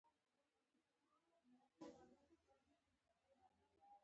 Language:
Pashto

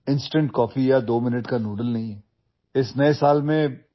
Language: Marathi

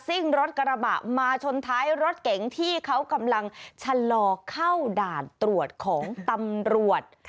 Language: Thai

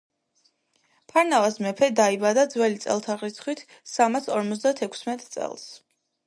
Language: Georgian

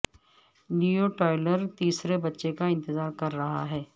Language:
Urdu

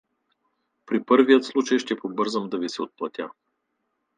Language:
Bulgarian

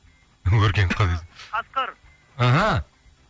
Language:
Kazakh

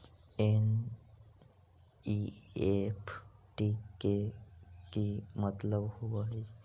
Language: Magahi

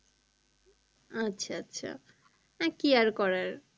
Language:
Bangla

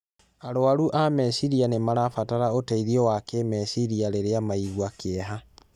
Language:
Kikuyu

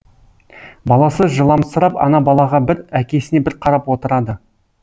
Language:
Kazakh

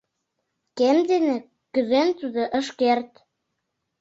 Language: Mari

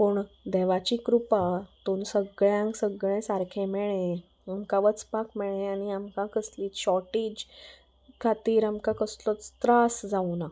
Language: Konkani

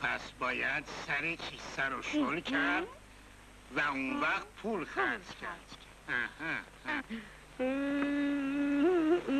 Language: Persian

